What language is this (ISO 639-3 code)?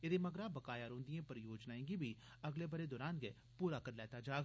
doi